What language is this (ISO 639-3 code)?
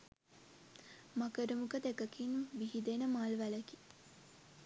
sin